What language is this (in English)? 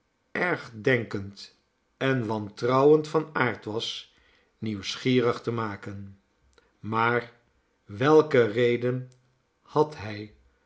Dutch